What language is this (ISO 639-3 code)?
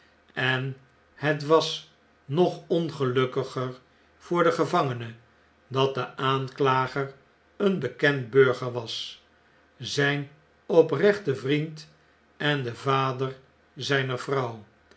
nld